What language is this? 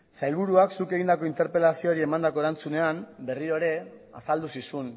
Basque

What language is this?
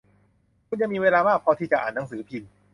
Thai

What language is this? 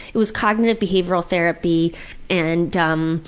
English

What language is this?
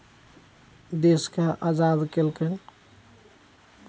Maithili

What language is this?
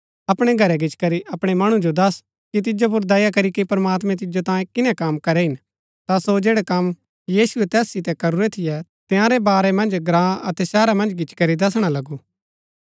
Gaddi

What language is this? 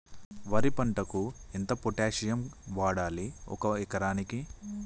Telugu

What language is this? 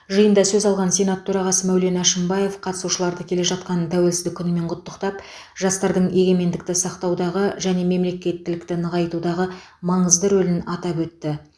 Kazakh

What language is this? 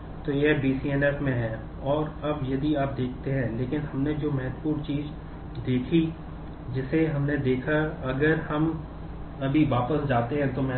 Hindi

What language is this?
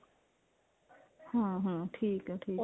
Punjabi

